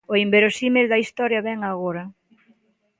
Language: Galician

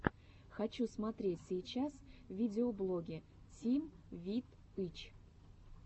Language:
Russian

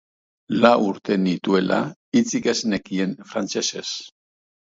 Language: Basque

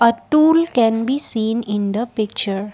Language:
English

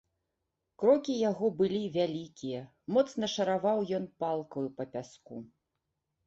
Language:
Belarusian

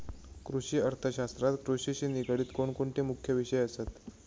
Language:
Marathi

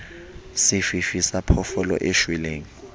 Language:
Southern Sotho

